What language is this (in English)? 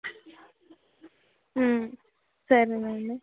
Telugu